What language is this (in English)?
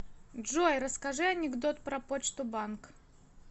Russian